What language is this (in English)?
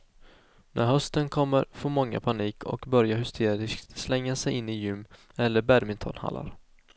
Swedish